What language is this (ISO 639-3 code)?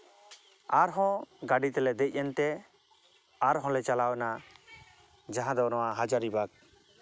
sat